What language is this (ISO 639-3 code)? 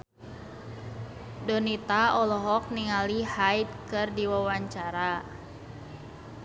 sun